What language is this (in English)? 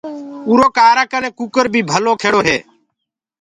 Gurgula